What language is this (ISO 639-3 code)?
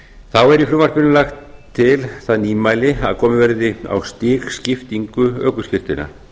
isl